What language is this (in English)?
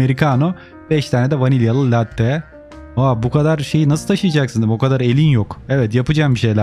Turkish